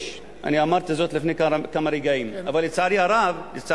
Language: Hebrew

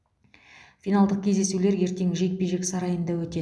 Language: Kazakh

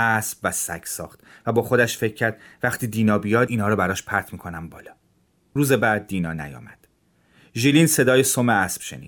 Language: Persian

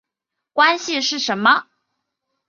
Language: Chinese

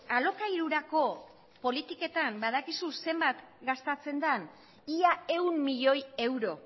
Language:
Basque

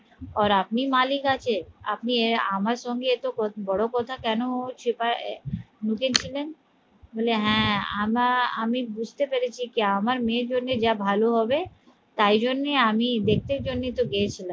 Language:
Bangla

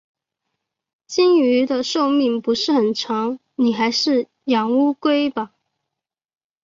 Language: Chinese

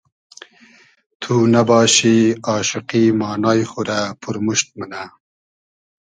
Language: Hazaragi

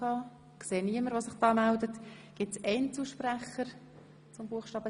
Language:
Swiss German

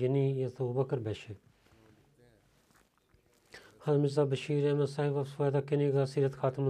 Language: Bulgarian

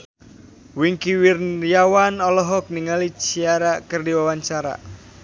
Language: Sundanese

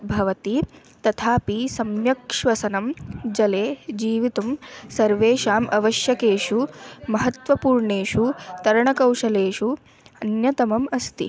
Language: Sanskrit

